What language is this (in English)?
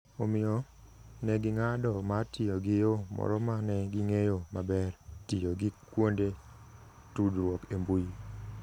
Luo (Kenya and Tanzania)